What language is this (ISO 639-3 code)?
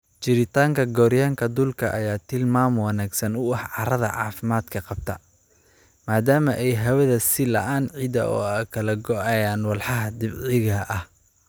som